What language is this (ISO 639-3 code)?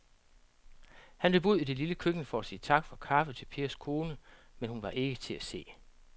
dan